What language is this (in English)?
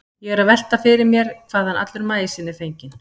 Icelandic